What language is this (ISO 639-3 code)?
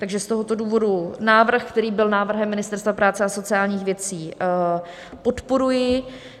ces